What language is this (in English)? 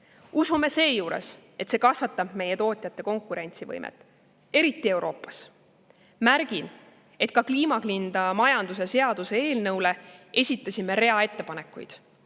Estonian